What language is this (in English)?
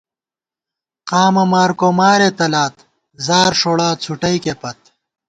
Gawar-Bati